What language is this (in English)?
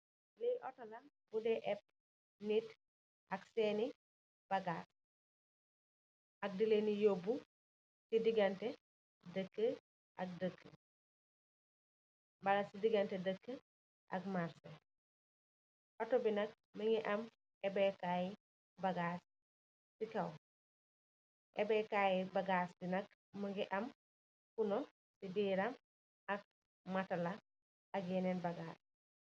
Wolof